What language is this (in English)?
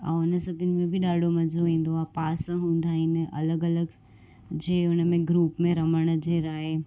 Sindhi